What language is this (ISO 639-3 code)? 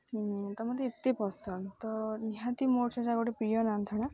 ori